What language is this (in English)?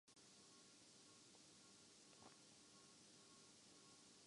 Urdu